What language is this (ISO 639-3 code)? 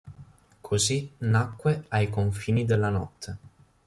ita